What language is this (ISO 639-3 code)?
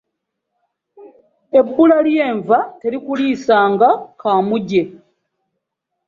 lug